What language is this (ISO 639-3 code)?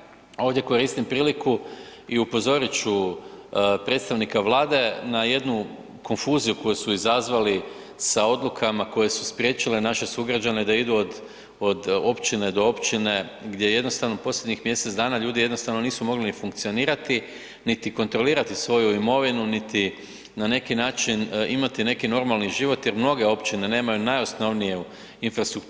hrv